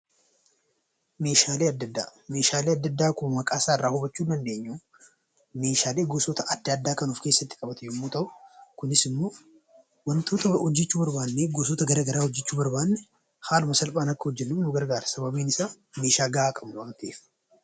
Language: Oromo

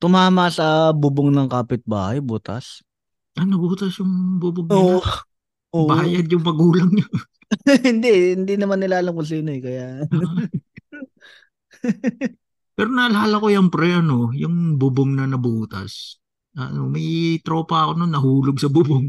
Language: Filipino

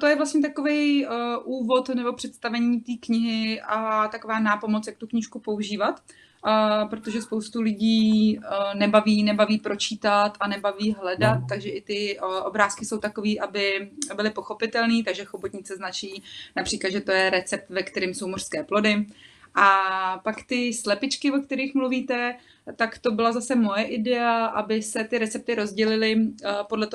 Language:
Czech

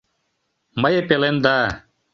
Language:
Mari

